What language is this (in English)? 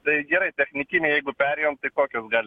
Lithuanian